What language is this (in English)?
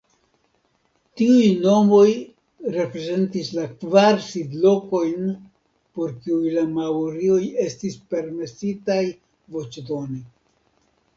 Esperanto